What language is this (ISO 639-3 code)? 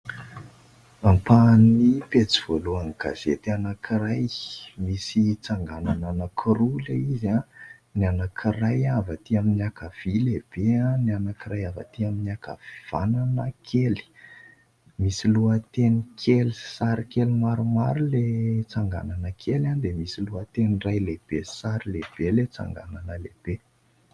mlg